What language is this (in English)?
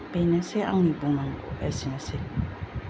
Bodo